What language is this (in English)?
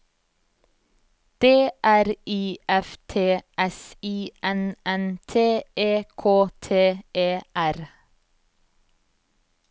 Norwegian